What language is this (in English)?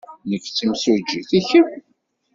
Kabyle